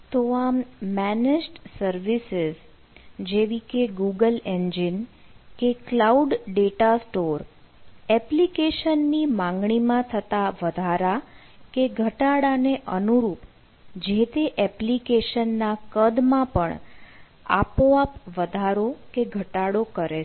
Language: Gujarati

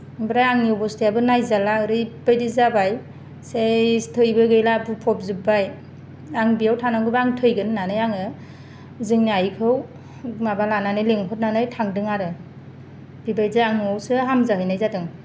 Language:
Bodo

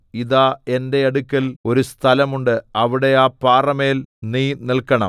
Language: Malayalam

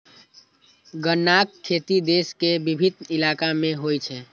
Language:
Maithili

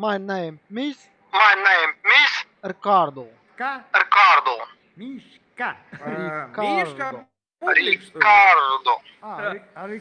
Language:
Russian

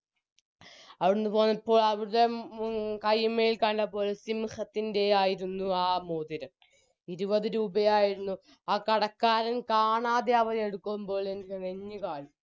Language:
Malayalam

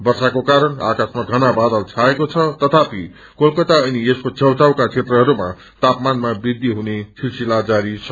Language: Nepali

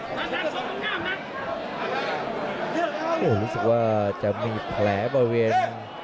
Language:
Thai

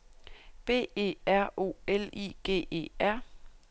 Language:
Danish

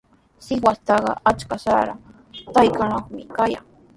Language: Sihuas Ancash Quechua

